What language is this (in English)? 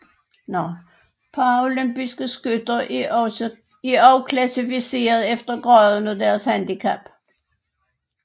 Danish